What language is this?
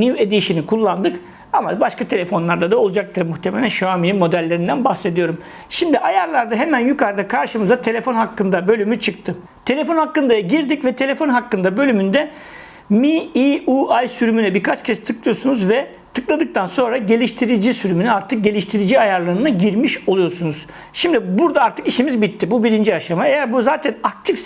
Turkish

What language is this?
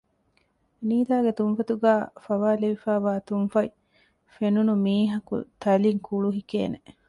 Divehi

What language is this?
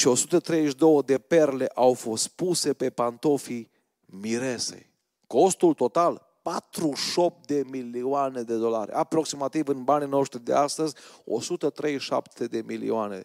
Romanian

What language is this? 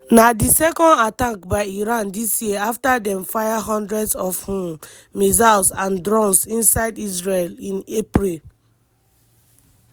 Nigerian Pidgin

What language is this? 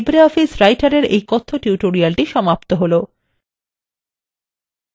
Bangla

